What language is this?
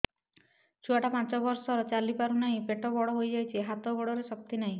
Odia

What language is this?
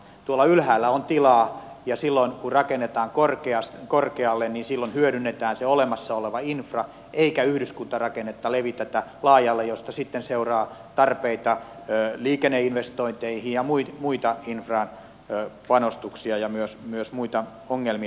Finnish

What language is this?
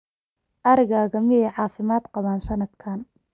Somali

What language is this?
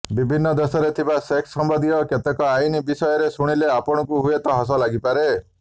Odia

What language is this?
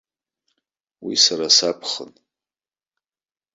Abkhazian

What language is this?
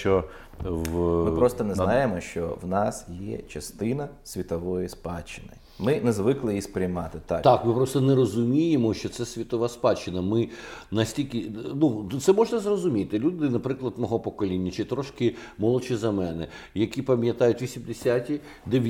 Ukrainian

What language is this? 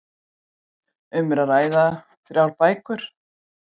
Icelandic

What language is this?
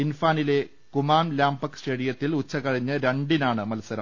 Malayalam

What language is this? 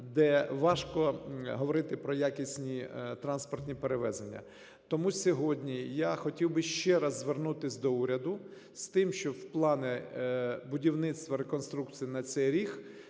Ukrainian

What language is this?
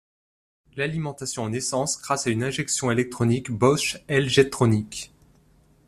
French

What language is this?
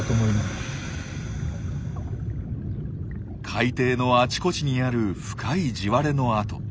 Japanese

